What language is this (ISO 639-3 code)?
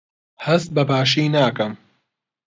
ckb